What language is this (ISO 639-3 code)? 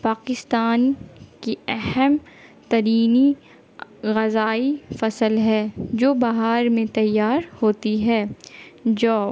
urd